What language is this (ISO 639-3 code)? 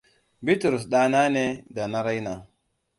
hau